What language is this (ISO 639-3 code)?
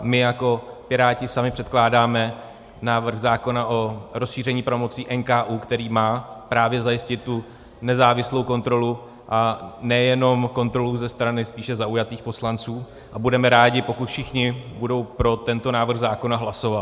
ces